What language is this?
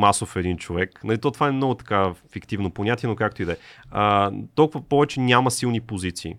Bulgarian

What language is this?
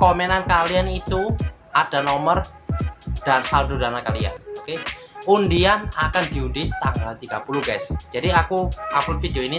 Indonesian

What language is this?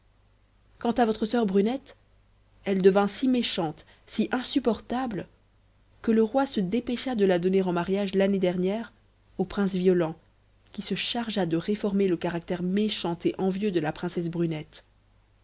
French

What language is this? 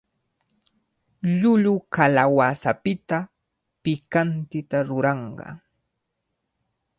Cajatambo North Lima Quechua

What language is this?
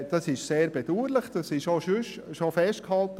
Swiss German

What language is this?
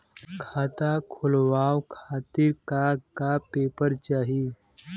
Bhojpuri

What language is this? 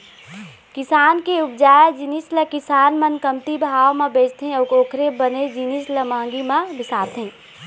Chhattisgarhi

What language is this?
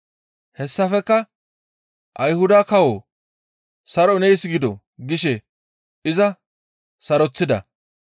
Gamo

